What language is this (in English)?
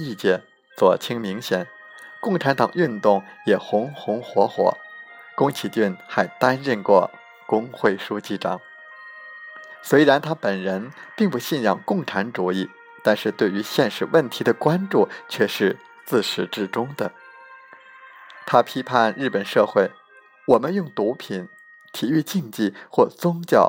Chinese